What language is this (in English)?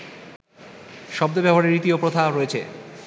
Bangla